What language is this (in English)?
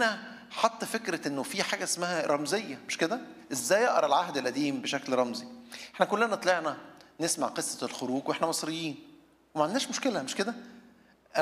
Arabic